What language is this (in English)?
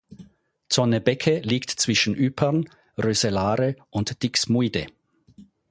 German